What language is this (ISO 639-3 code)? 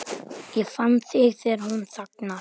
isl